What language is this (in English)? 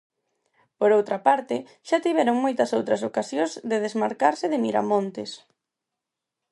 Galician